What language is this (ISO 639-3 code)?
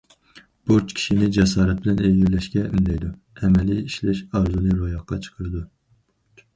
uig